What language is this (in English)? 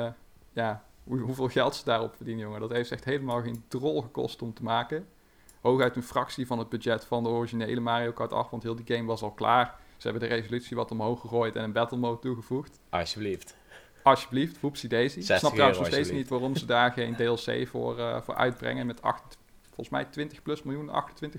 Dutch